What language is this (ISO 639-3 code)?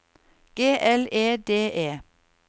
nor